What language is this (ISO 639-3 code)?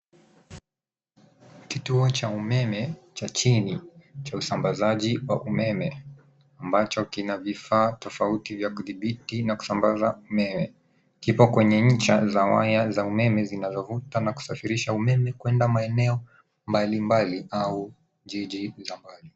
swa